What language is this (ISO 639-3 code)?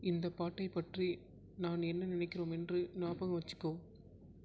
tam